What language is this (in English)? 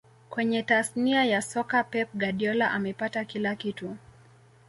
Swahili